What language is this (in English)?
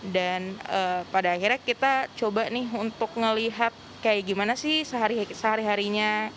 Indonesian